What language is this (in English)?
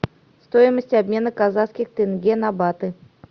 Russian